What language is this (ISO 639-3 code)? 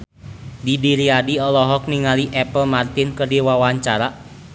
sun